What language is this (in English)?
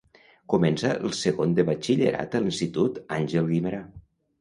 Catalan